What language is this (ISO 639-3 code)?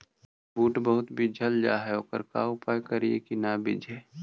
mag